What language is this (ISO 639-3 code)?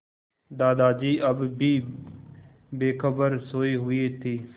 hin